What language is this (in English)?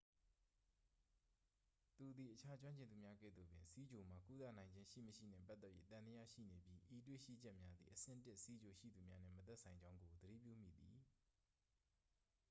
Burmese